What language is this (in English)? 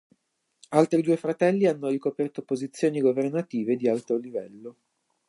Italian